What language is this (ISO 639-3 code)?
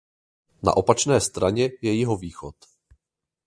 ces